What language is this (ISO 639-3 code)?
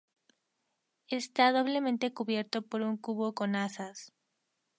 spa